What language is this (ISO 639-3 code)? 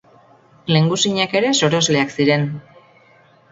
eus